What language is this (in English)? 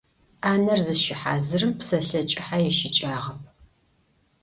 Adyghe